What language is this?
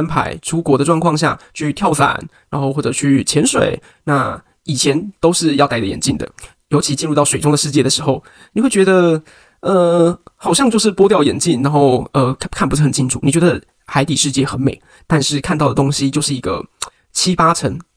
Chinese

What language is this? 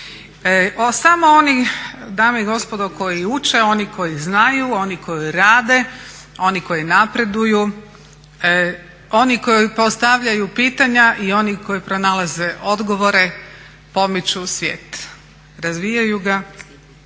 Croatian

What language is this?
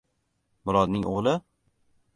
Uzbek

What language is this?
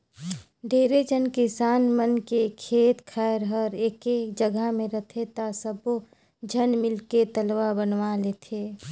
Chhattisgarhi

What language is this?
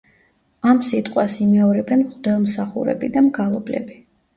Georgian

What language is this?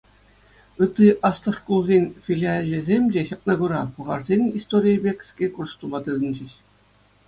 Chuvash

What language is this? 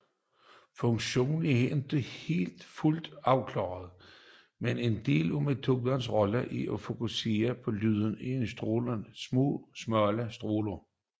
Danish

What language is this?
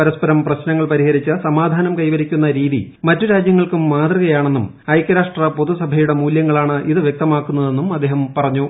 Malayalam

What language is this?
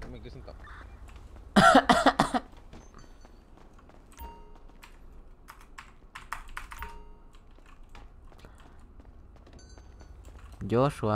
Spanish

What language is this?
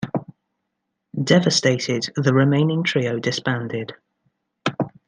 English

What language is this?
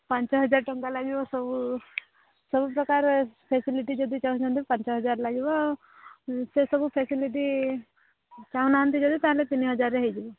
Odia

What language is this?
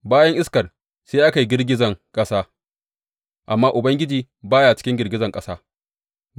Hausa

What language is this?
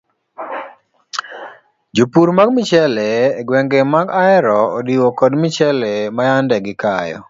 Luo (Kenya and Tanzania)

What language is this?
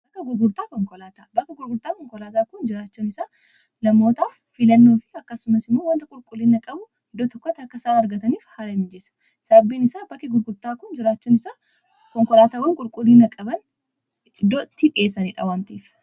Oromo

